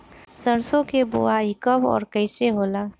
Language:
Bhojpuri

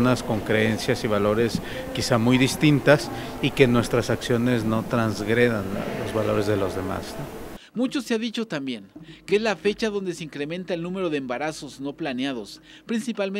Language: Spanish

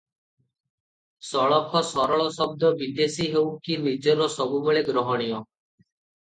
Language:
Odia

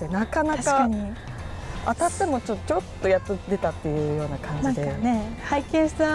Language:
Japanese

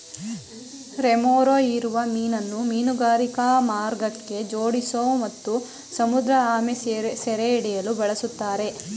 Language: Kannada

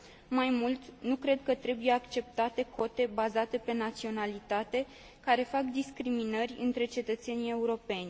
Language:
Romanian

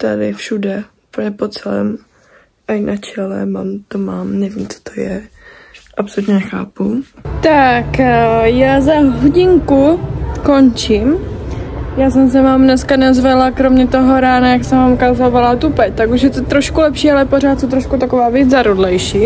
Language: Czech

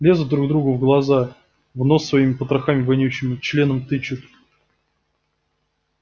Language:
Russian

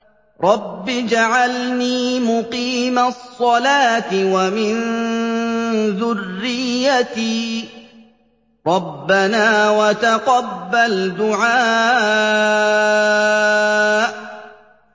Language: Arabic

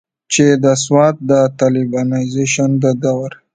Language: Pashto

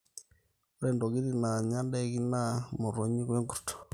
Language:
Masai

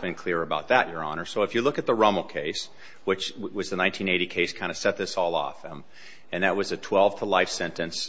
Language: English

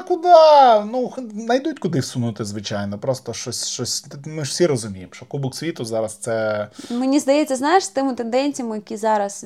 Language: Ukrainian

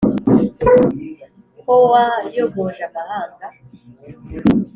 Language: Kinyarwanda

